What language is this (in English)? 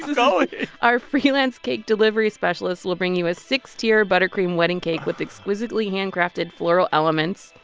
English